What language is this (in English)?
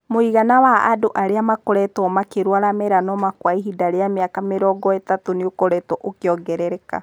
Kikuyu